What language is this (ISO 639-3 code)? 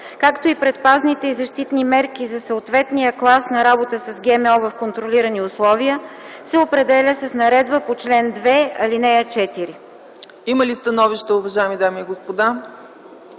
bul